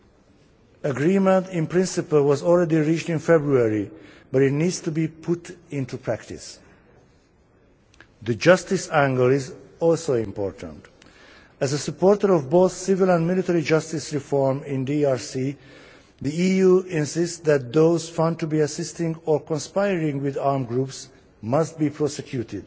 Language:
English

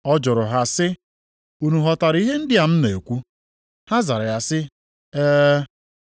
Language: Igbo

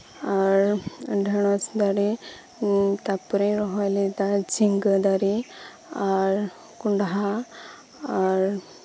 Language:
Santali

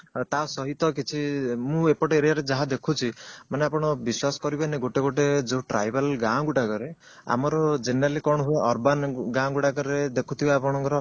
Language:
Odia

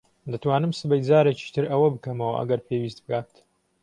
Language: Central Kurdish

